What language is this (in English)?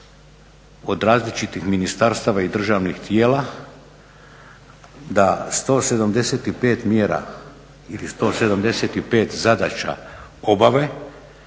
Croatian